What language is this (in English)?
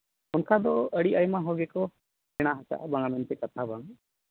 Santali